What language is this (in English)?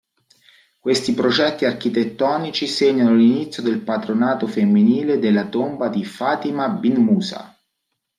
Italian